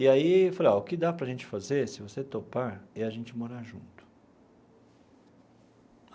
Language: Portuguese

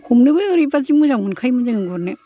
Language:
Bodo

